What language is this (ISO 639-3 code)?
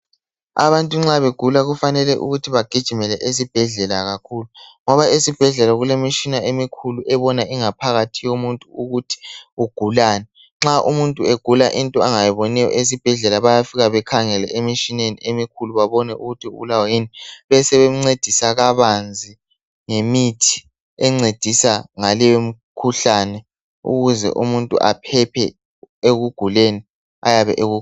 nde